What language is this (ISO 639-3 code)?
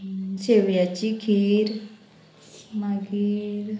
kok